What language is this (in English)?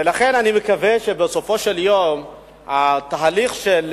Hebrew